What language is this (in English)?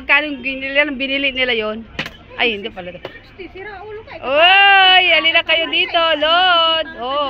Filipino